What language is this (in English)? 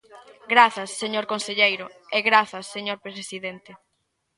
Galician